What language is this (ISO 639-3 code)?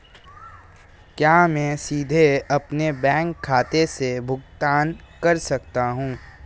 hin